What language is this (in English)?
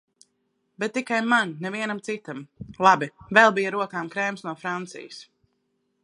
Latvian